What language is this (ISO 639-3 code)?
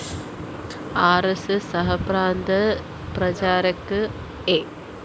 mal